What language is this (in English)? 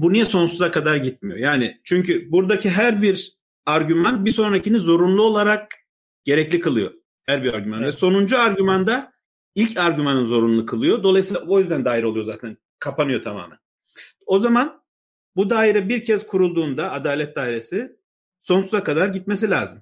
Turkish